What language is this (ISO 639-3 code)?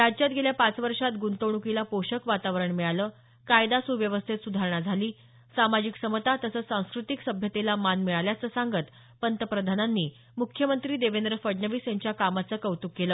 mar